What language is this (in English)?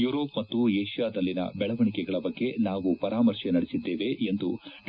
Kannada